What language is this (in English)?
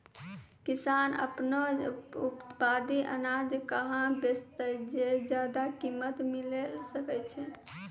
Maithili